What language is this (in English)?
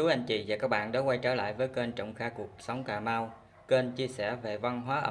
Vietnamese